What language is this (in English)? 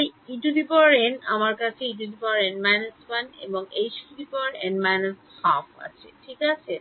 Bangla